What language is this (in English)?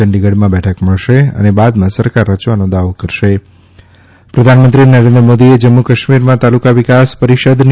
Gujarati